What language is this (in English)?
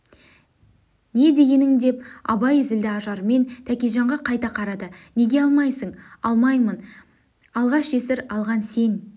Kazakh